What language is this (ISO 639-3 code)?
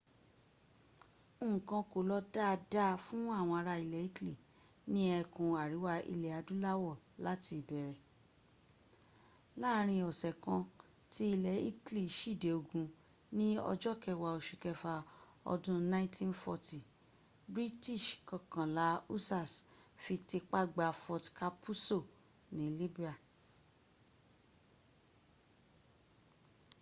yor